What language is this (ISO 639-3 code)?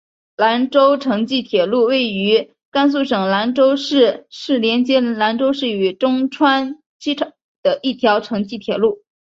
zho